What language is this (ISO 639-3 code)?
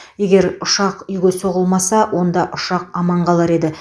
kaz